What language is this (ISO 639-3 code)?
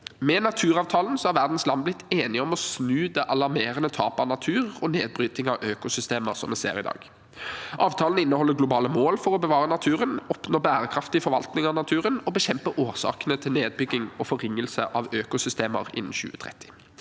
nor